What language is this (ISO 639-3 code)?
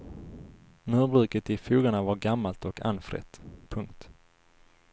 swe